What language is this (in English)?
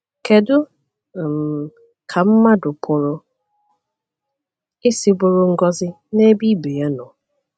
Igbo